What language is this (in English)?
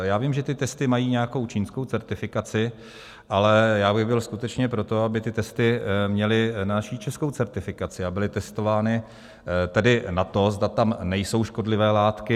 Czech